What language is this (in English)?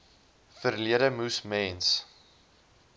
Afrikaans